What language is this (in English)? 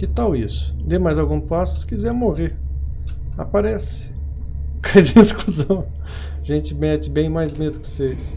Portuguese